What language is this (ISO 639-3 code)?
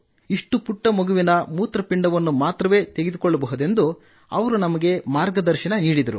kan